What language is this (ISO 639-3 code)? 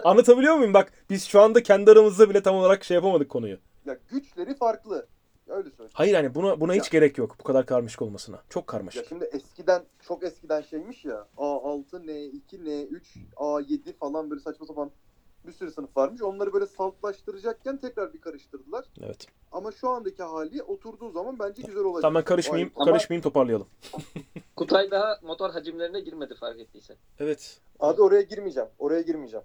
tur